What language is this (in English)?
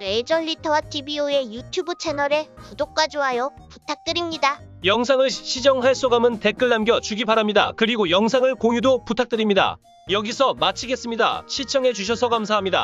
Korean